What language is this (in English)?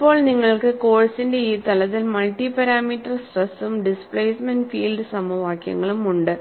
Malayalam